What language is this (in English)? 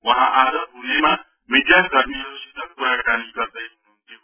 Nepali